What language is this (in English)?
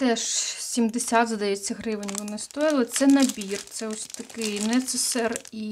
Ukrainian